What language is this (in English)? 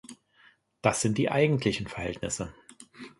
German